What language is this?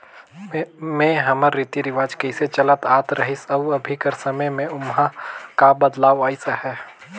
Chhattisgarhi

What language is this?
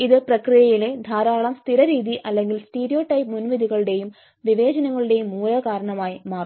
Malayalam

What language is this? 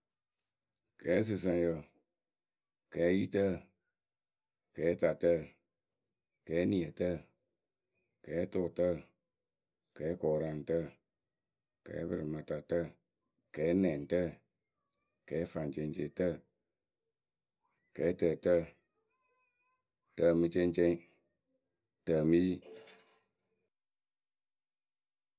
Akebu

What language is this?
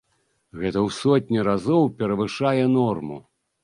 Belarusian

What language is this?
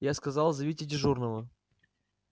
Russian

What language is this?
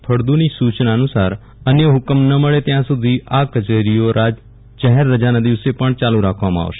Gujarati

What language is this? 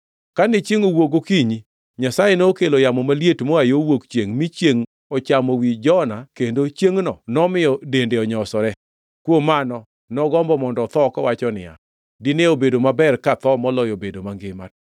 Luo (Kenya and Tanzania)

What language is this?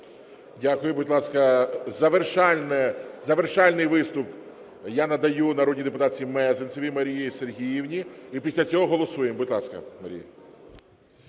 Ukrainian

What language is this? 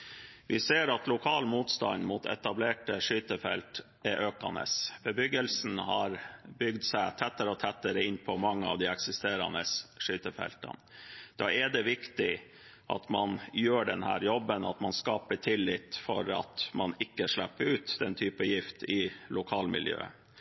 Norwegian Bokmål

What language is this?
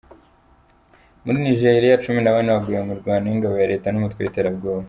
Kinyarwanda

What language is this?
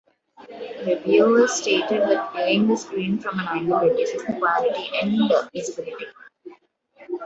English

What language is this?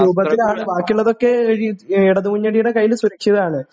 Malayalam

